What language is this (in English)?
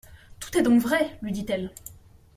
French